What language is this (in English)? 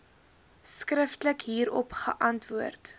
Afrikaans